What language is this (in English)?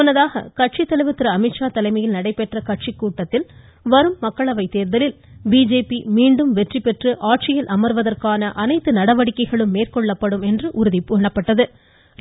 Tamil